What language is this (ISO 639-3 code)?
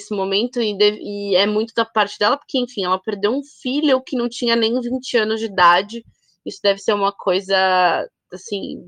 por